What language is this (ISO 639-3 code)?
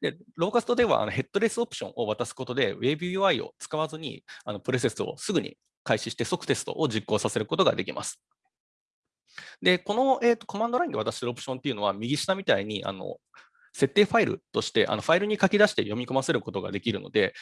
jpn